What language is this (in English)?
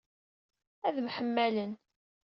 Kabyle